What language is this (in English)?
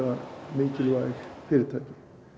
Icelandic